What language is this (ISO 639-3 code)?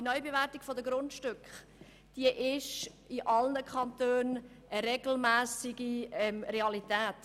gsw